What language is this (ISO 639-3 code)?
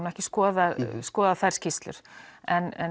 isl